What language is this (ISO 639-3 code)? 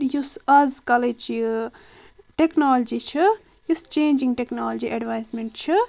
kas